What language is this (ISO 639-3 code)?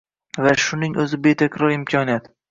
uzb